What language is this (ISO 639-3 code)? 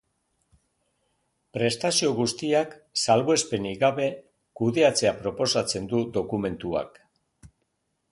eus